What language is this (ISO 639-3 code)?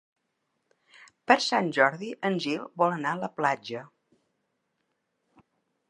cat